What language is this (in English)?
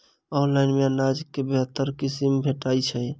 Maithili